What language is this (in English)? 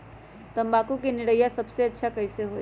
Magahi